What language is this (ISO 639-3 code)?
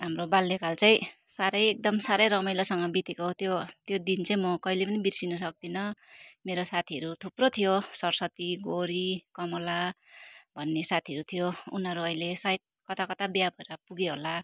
nep